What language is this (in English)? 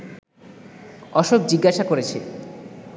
Bangla